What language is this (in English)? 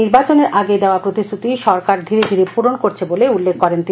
Bangla